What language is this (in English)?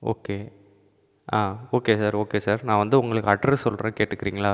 Tamil